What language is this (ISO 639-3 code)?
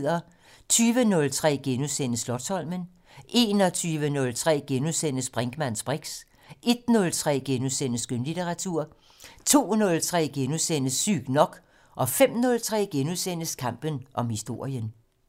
dan